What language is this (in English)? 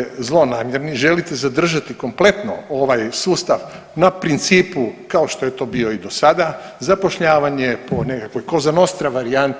Croatian